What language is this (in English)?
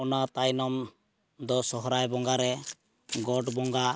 Santali